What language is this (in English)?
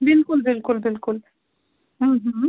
Kashmiri